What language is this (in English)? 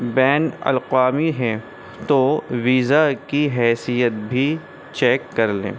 Urdu